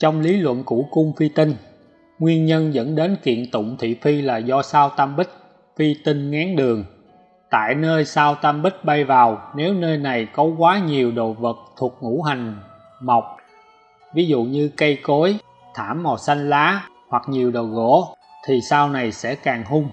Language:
Vietnamese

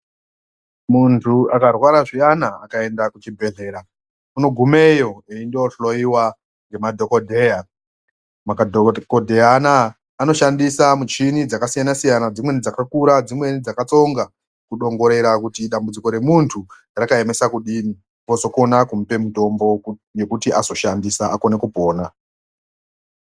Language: Ndau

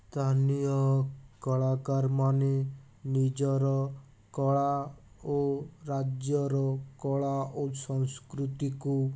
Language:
Odia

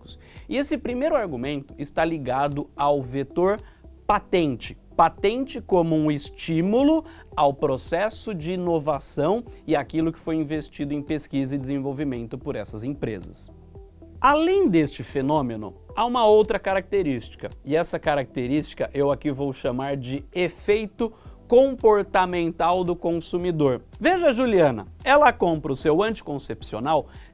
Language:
Portuguese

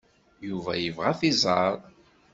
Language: Kabyle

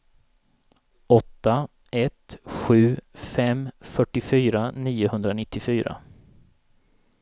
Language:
Swedish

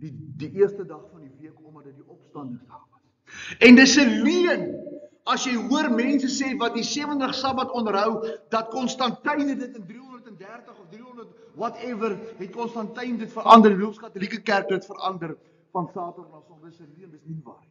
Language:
Dutch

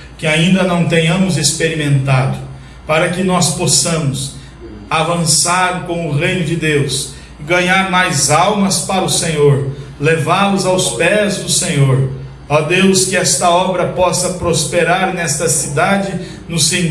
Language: Portuguese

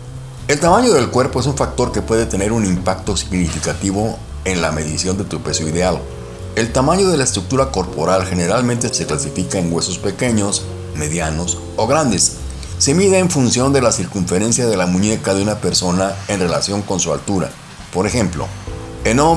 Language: Spanish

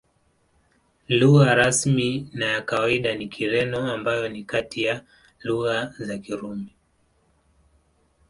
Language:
Swahili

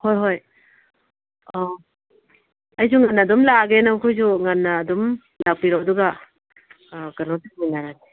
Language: Manipuri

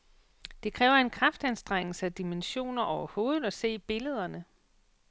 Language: Danish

